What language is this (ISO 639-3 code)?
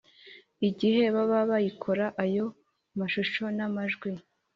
kin